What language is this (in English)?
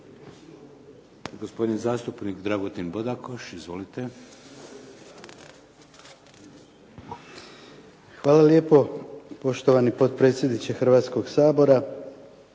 Croatian